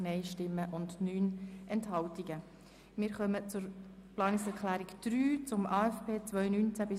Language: Swiss German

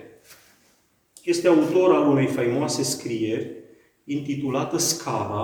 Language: Romanian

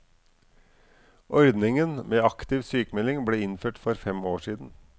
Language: Norwegian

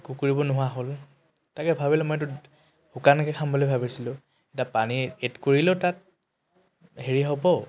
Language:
Assamese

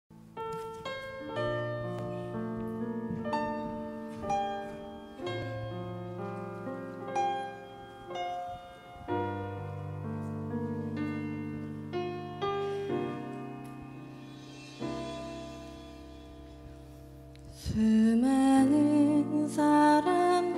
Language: Korean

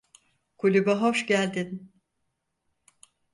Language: Turkish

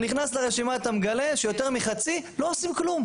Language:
Hebrew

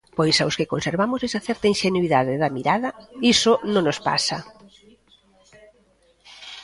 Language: Galician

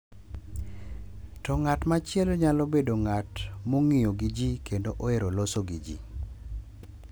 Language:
Luo (Kenya and Tanzania)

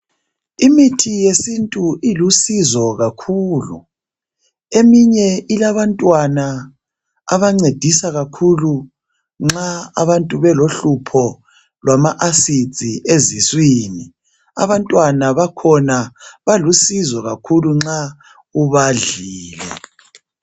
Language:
North Ndebele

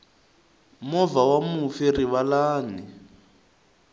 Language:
Tsonga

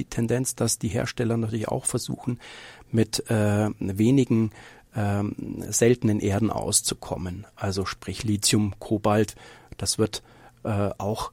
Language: German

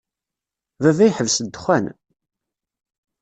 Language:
Kabyle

